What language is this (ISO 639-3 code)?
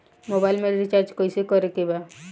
bho